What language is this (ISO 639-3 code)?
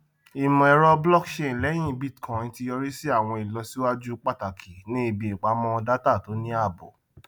yor